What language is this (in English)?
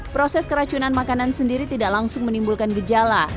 Indonesian